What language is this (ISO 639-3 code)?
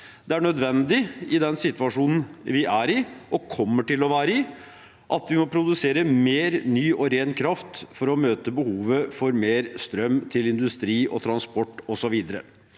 nor